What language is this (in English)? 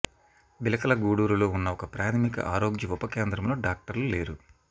Telugu